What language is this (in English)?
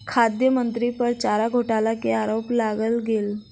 Maithili